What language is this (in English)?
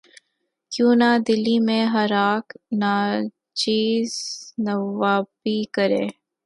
Urdu